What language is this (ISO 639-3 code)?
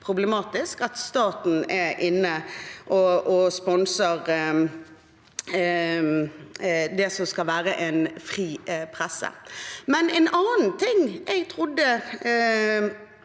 nor